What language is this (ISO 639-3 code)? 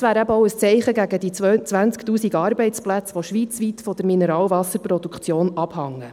gsw